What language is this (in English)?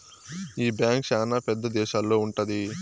Telugu